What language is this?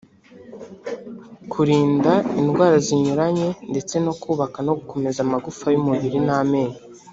Kinyarwanda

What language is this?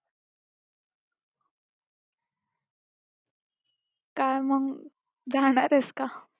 Marathi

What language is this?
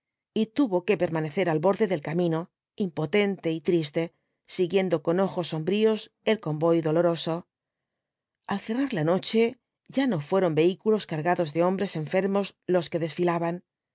Spanish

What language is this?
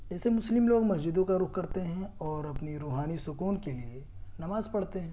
Urdu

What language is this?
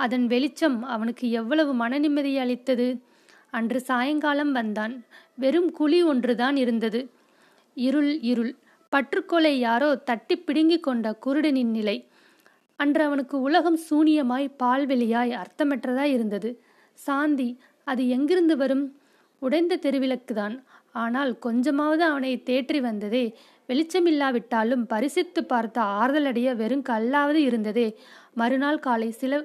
Tamil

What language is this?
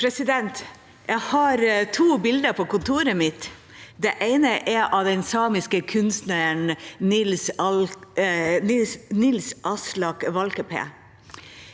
Norwegian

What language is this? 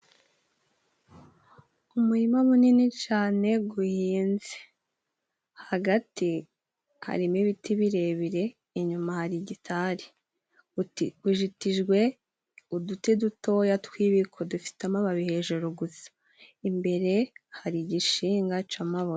Kinyarwanda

